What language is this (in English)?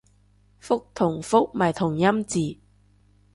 Cantonese